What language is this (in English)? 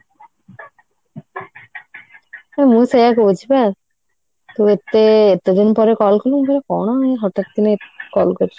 Odia